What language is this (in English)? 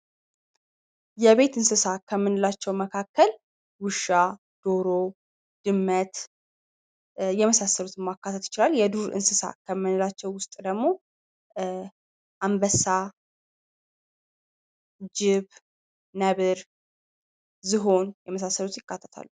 Amharic